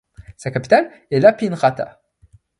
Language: French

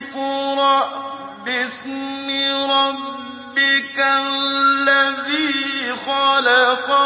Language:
Arabic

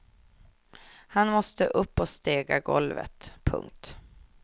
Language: Swedish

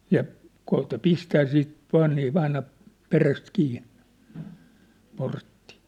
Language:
Finnish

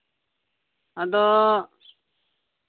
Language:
Santali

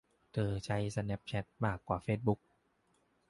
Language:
Thai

